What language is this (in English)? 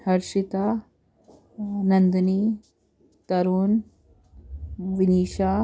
Sindhi